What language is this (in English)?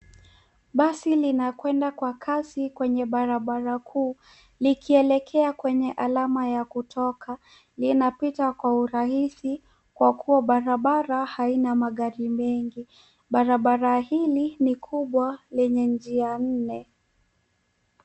Swahili